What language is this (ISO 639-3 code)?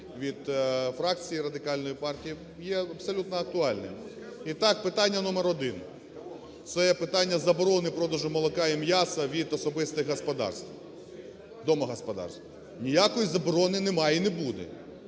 ukr